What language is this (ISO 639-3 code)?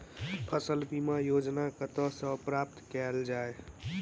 mai